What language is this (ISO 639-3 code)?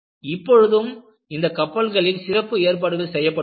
tam